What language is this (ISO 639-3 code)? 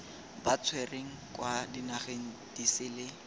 tsn